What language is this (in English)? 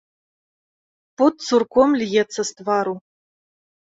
Belarusian